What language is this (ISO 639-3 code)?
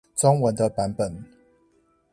zho